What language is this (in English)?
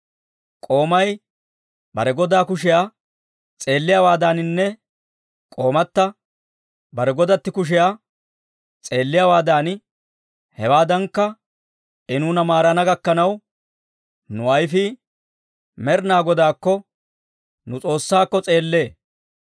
Dawro